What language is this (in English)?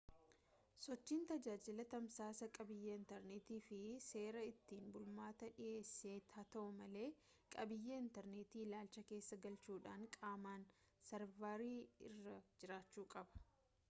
Oromo